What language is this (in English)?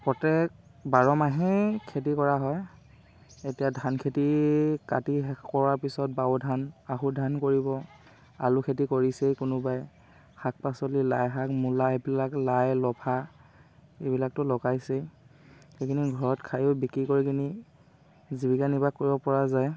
Assamese